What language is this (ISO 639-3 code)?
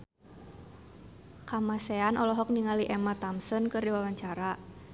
sun